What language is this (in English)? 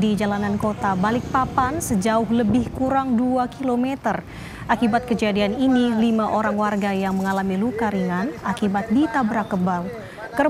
Indonesian